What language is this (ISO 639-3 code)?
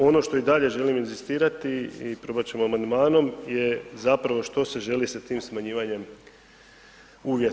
hrv